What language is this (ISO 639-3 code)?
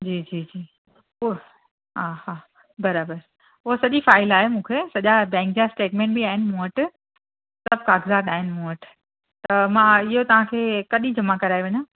snd